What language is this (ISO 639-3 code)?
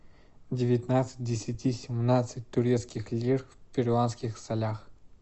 rus